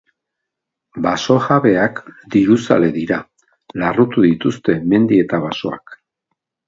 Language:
Basque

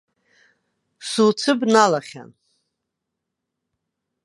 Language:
Abkhazian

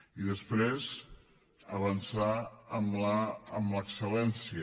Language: Catalan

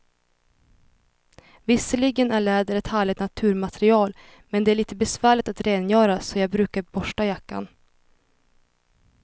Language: Swedish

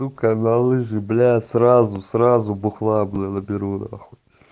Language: Russian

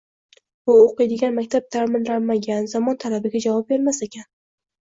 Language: Uzbek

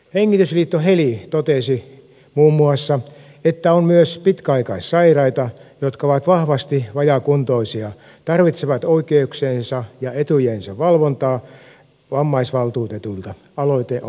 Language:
Finnish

